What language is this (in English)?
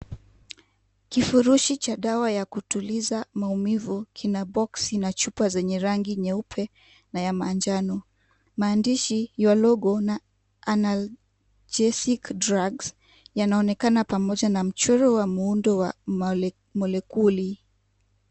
Swahili